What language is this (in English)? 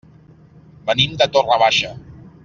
Catalan